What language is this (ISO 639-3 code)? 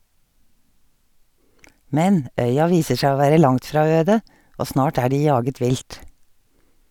nor